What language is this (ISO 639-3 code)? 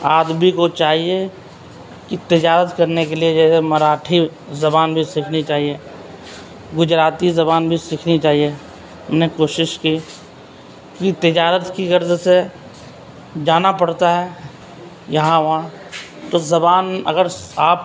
urd